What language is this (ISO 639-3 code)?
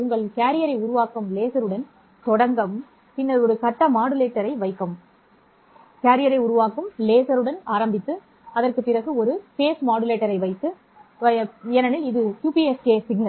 tam